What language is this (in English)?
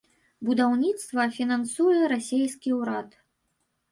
Belarusian